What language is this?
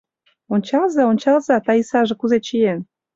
Mari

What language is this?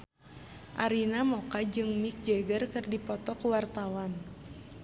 Sundanese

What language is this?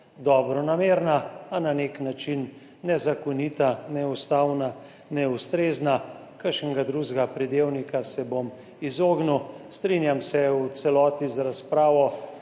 Slovenian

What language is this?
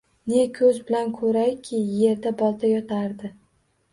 Uzbek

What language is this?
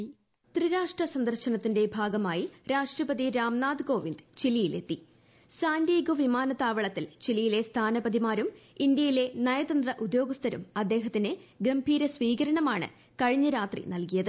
Malayalam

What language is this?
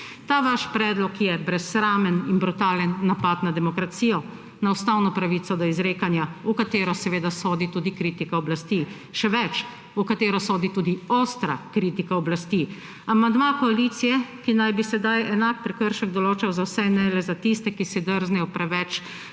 Slovenian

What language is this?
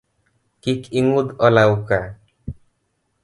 Luo (Kenya and Tanzania)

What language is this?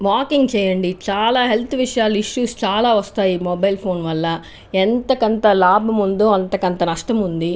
Telugu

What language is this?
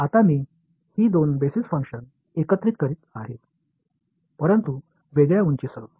Marathi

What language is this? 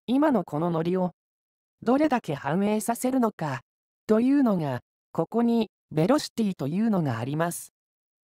Japanese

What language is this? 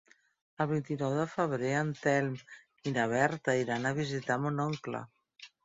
Catalan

